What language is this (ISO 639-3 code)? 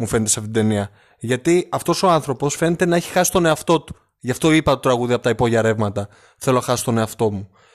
ell